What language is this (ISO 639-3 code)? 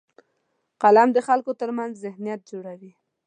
pus